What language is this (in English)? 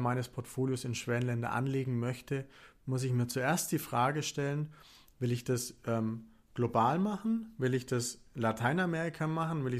German